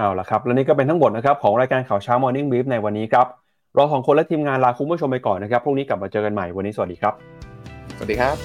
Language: Thai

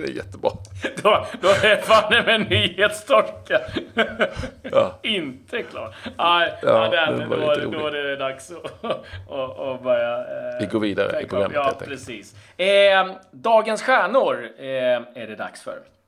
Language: Swedish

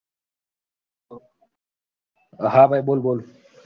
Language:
Gujarati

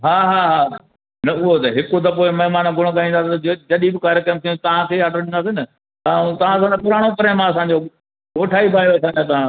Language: Sindhi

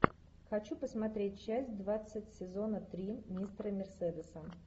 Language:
Russian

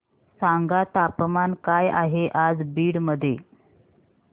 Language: Marathi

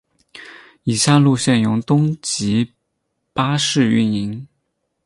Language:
Chinese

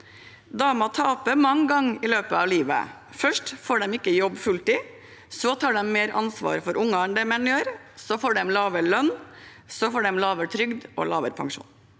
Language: Norwegian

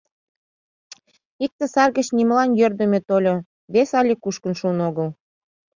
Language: Mari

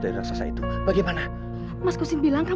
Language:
Indonesian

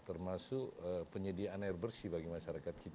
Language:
Indonesian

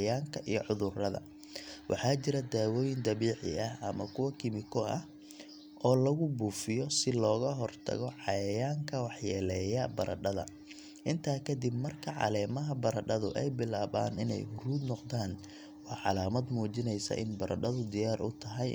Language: Somali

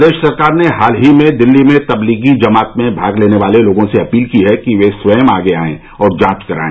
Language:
Hindi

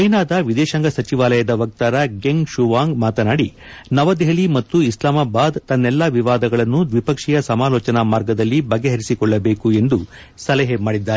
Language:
Kannada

